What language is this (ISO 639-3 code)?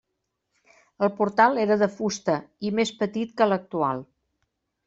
cat